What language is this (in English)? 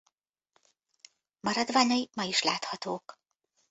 Hungarian